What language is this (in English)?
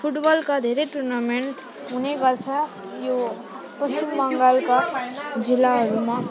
Nepali